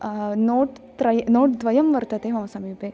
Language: Sanskrit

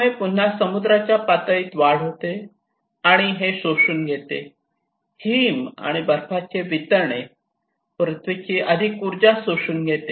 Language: Marathi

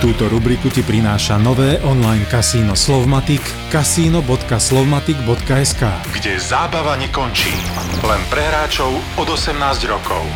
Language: Slovak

